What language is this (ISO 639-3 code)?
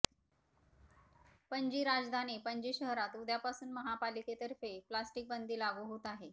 mar